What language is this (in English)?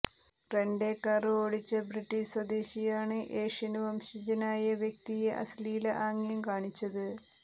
Malayalam